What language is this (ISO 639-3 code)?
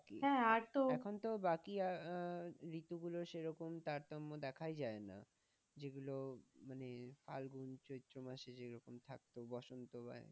ben